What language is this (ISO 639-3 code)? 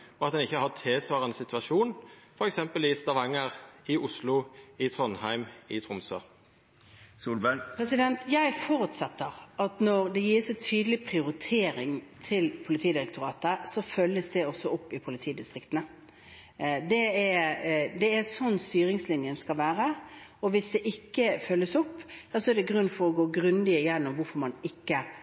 nor